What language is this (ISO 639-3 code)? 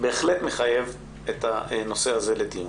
heb